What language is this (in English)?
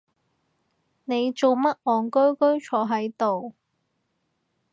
Cantonese